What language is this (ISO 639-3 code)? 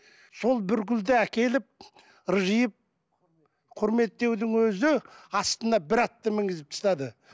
kaz